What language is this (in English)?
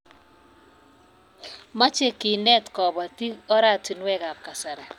Kalenjin